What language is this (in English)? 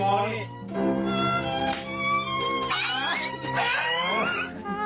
Thai